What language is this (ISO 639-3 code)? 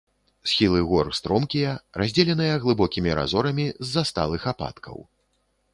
bel